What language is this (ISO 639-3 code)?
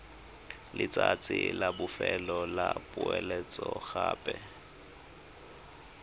tsn